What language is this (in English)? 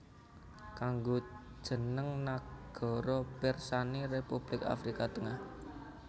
Javanese